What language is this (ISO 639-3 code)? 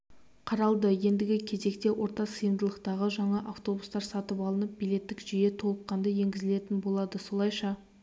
kaz